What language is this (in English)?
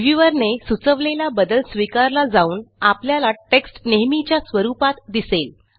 Marathi